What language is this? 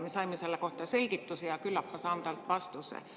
Estonian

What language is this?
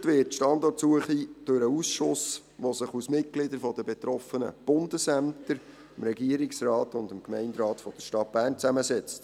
Swiss German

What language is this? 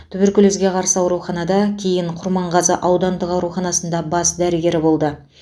Kazakh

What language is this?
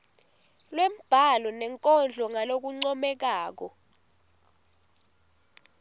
Swati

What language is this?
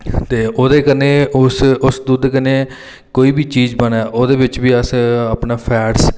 Dogri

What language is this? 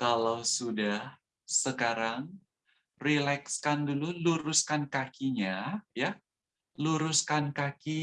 Indonesian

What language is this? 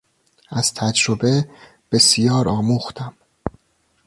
Persian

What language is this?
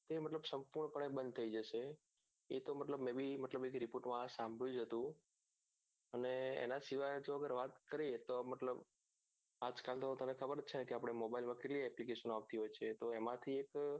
Gujarati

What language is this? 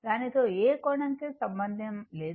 Telugu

